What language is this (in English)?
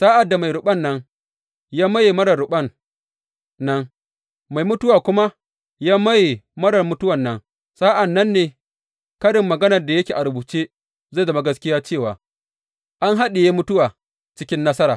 Hausa